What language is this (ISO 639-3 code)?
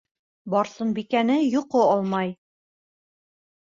bak